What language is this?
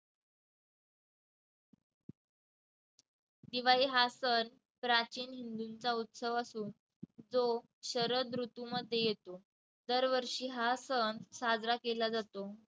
Marathi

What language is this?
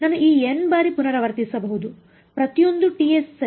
Kannada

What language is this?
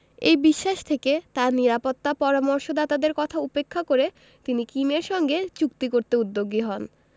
Bangla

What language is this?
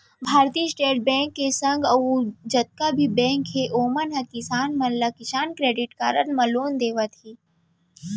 Chhattisgarhi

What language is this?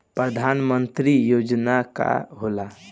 Bhojpuri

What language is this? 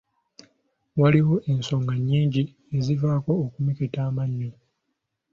Ganda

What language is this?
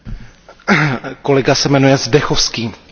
Czech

